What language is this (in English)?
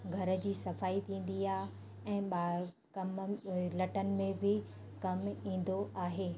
Sindhi